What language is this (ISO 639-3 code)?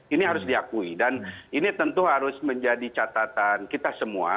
ind